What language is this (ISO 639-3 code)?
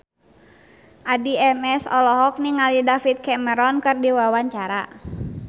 sun